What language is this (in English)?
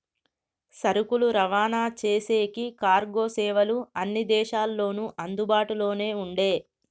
Telugu